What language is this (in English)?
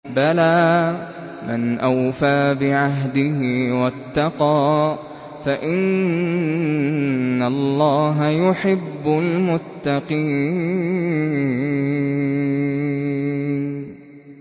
Arabic